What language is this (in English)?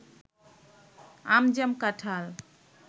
Bangla